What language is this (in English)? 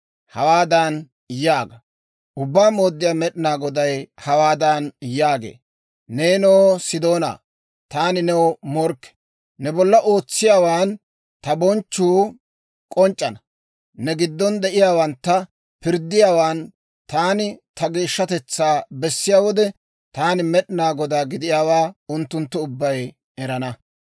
Dawro